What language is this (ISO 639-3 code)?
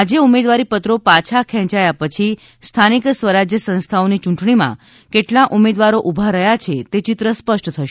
guj